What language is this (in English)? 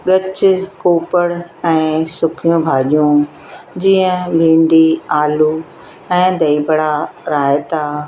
Sindhi